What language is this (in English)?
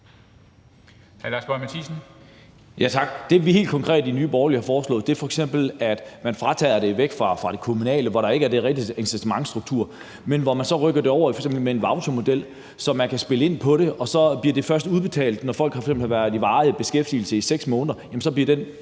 Danish